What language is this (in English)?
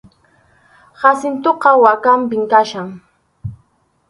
Arequipa-La Unión Quechua